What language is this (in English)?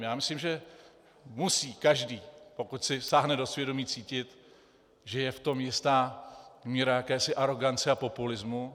Czech